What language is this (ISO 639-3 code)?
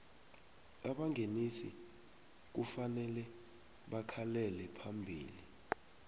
nbl